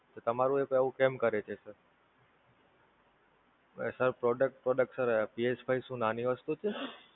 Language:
Gujarati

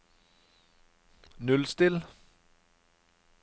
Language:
Norwegian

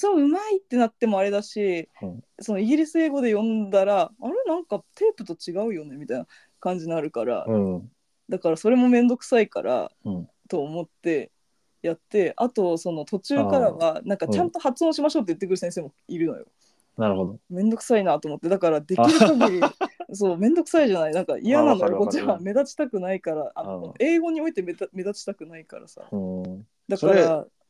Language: Japanese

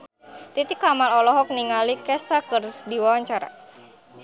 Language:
Sundanese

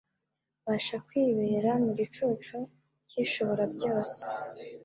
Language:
Kinyarwanda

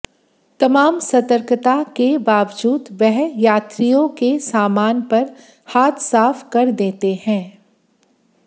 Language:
Hindi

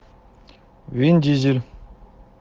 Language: Russian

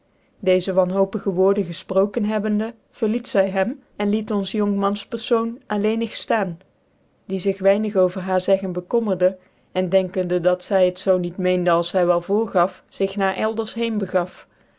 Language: Dutch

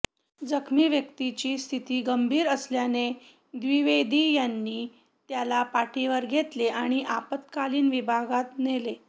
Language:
Marathi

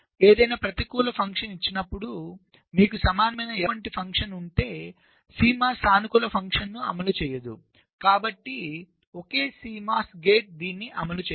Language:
Telugu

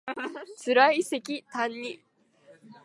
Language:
Japanese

